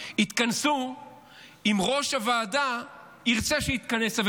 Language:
Hebrew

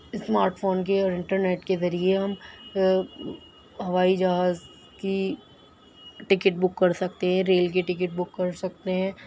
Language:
Urdu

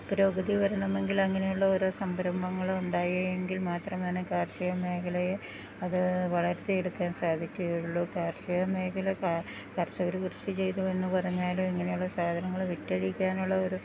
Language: Malayalam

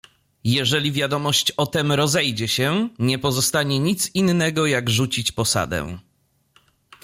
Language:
Polish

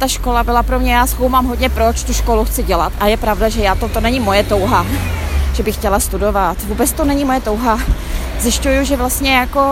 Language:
Czech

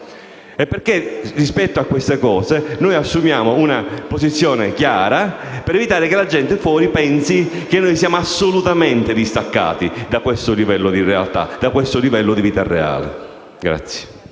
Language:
Italian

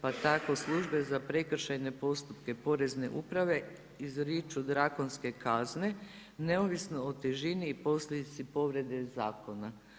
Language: Croatian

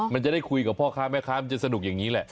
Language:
Thai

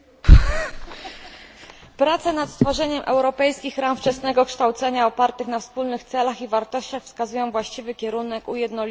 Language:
Polish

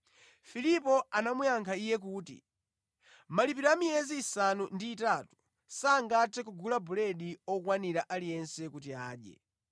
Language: Nyanja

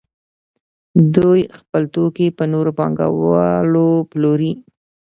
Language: Pashto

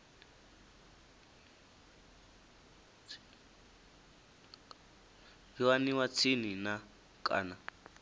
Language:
Venda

